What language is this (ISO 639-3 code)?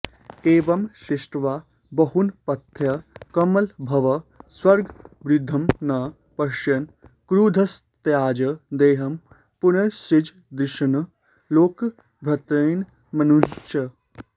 san